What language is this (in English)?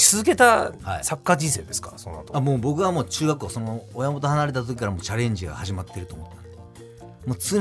Japanese